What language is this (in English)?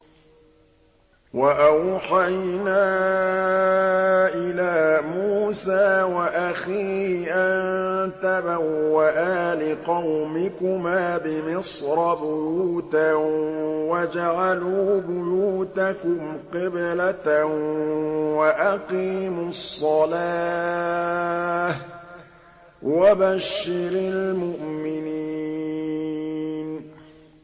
Arabic